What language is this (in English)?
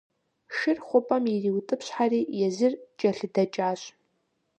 Kabardian